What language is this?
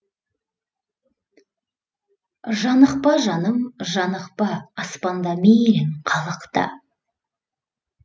Kazakh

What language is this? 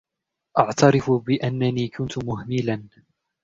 Arabic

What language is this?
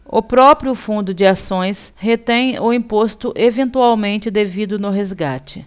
Portuguese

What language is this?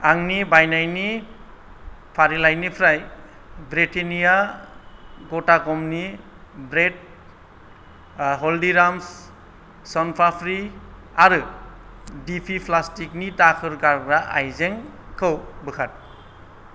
Bodo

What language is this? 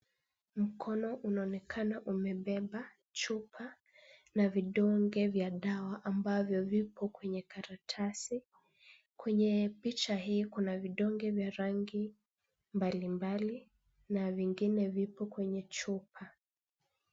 Swahili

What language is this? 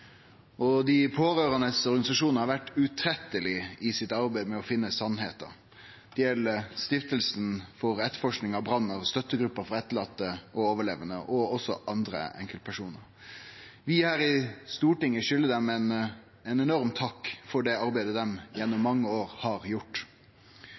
Norwegian Nynorsk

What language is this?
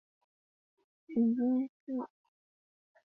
Chinese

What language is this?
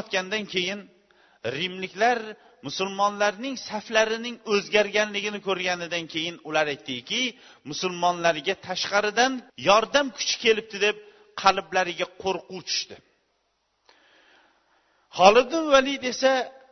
Bulgarian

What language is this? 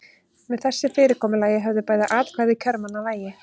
Icelandic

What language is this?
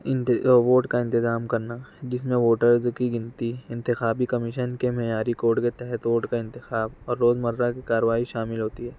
Urdu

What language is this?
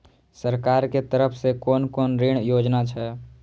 Maithili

